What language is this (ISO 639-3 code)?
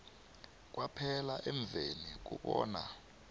nbl